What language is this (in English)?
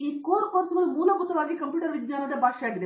Kannada